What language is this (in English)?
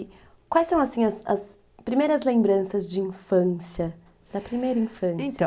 Portuguese